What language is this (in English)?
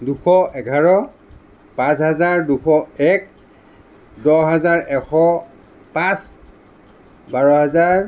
Assamese